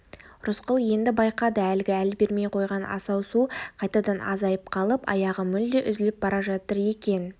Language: Kazakh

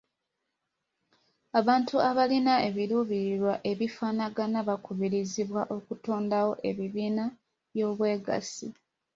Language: Ganda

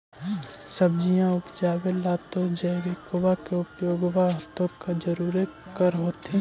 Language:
Magahi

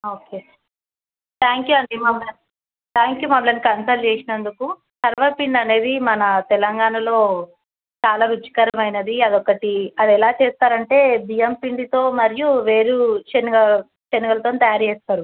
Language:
Telugu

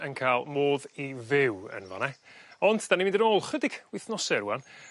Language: Welsh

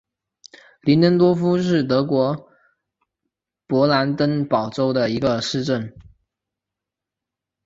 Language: Chinese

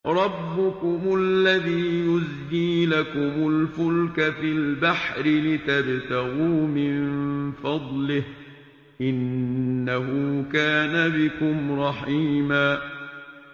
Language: Arabic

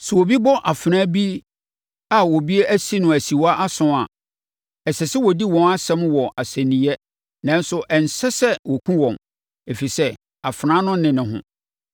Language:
Akan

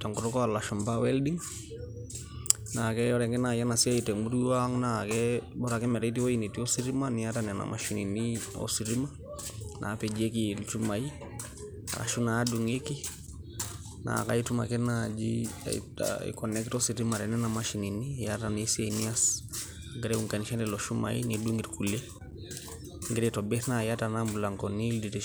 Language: Masai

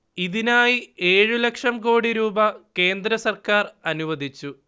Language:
Malayalam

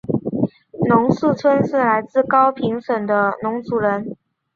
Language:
Chinese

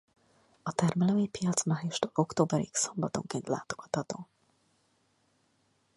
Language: Hungarian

